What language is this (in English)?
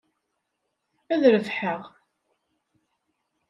Kabyle